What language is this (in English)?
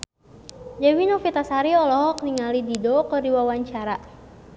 Sundanese